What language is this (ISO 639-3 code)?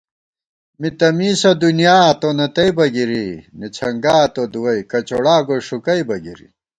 gwt